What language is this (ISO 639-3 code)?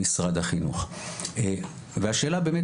heb